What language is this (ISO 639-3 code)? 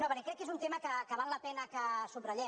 cat